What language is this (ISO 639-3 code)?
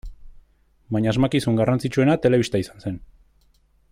eus